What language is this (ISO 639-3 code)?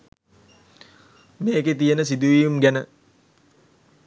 sin